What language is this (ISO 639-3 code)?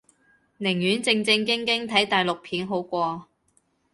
yue